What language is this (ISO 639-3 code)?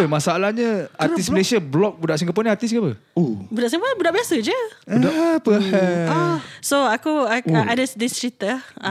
msa